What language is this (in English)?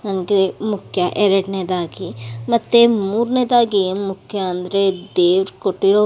Kannada